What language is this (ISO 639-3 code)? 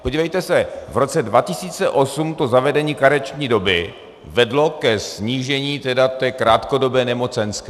ces